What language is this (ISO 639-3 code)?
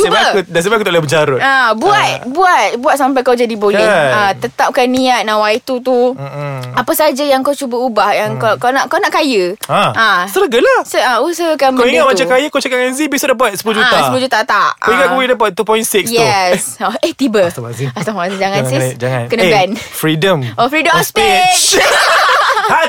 msa